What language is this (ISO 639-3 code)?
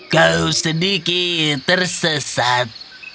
ind